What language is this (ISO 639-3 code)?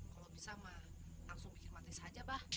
ind